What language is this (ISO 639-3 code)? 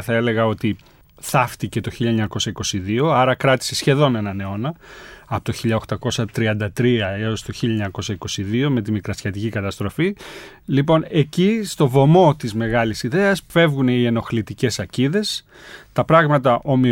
ell